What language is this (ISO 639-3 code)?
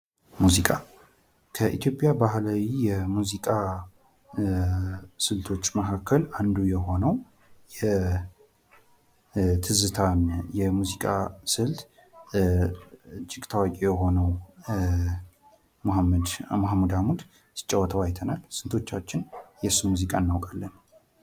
amh